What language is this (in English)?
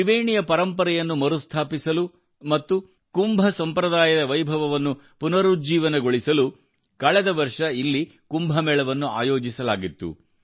Kannada